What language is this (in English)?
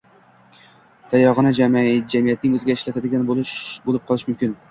Uzbek